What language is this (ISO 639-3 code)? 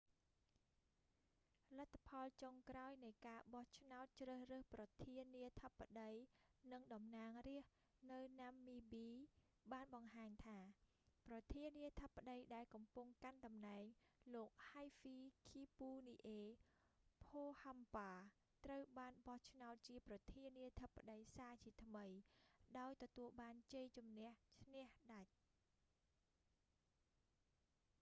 khm